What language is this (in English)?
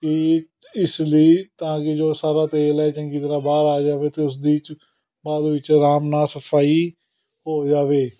Punjabi